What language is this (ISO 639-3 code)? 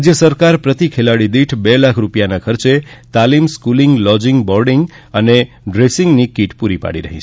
guj